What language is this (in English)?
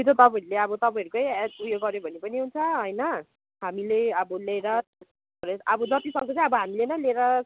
Nepali